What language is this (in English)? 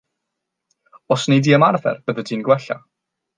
Welsh